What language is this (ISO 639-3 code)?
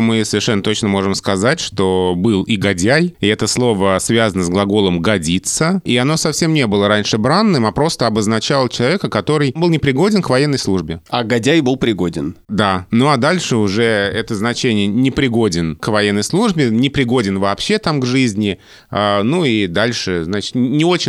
rus